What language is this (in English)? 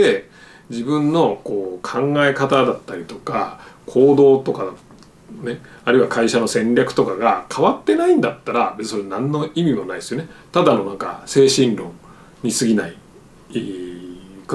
Japanese